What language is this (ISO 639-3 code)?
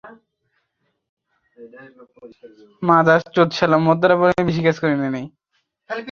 ben